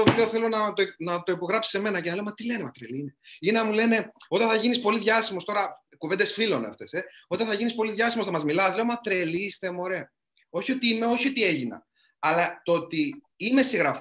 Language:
Greek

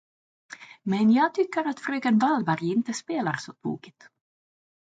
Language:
Swedish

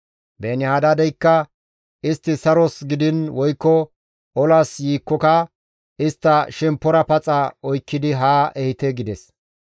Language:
Gamo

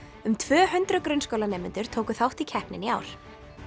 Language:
Icelandic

